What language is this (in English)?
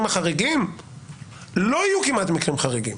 Hebrew